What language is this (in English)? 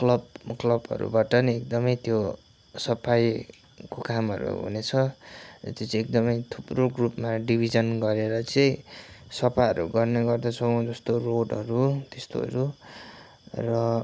Nepali